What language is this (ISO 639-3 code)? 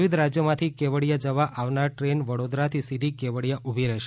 guj